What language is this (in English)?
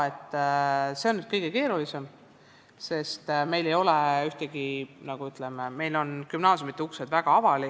Estonian